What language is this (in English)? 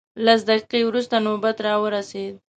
Pashto